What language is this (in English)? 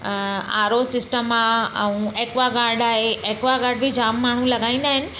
Sindhi